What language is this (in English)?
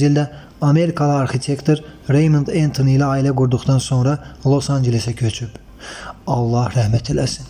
Turkish